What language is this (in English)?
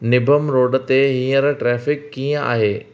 Sindhi